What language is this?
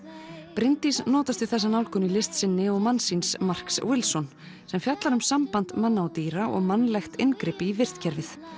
Icelandic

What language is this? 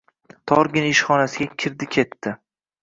Uzbek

